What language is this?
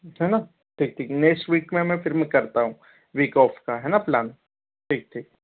Hindi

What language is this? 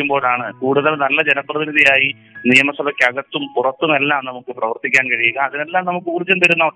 Malayalam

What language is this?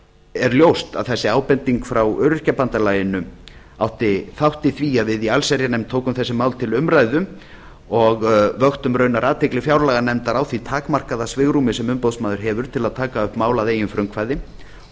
Icelandic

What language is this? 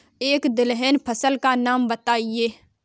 Hindi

